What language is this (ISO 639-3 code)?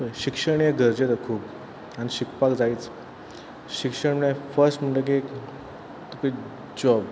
kok